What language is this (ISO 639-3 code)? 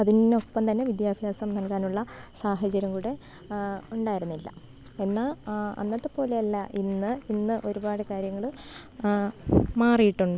mal